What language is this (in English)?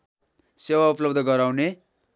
Nepali